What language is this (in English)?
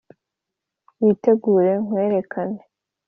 Kinyarwanda